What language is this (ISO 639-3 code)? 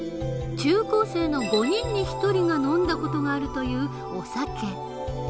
jpn